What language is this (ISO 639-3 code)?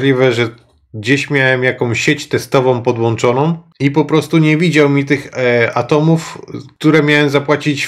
pol